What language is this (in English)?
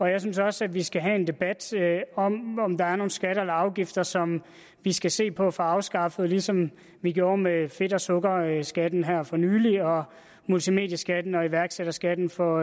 Danish